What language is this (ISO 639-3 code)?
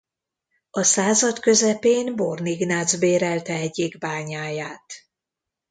hun